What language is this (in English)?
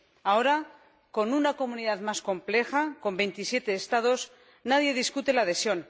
Spanish